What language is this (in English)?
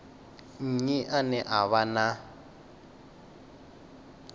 Venda